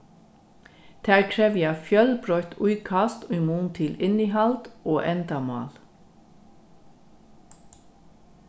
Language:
Faroese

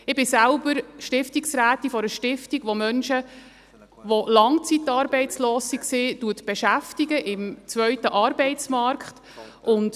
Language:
Swiss German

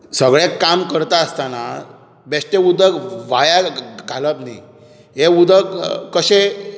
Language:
Konkani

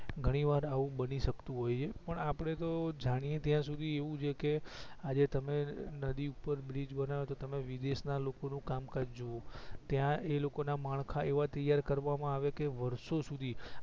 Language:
Gujarati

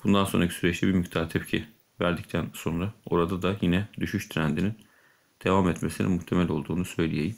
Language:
Turkish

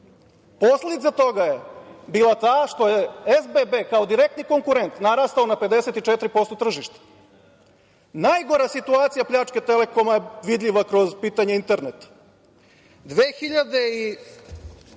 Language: Serbian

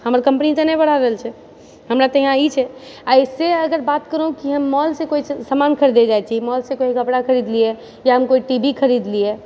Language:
Maithili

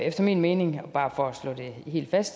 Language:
Danish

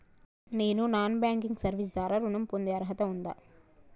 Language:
Telugu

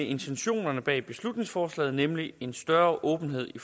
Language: Danish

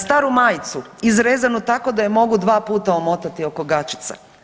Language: Croatian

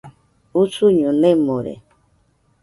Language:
Nüpode Huitoto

